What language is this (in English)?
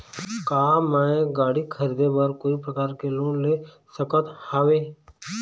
Chhattisgarhi